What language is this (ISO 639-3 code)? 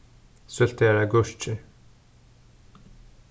fao